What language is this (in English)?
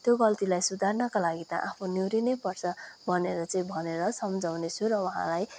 Nepali